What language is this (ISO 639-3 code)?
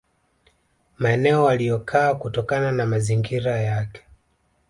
swa